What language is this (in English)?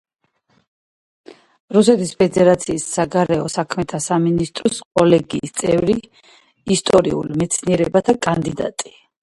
Georgian